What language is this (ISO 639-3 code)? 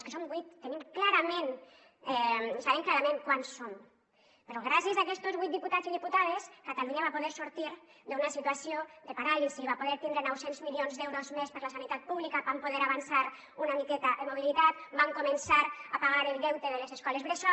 cat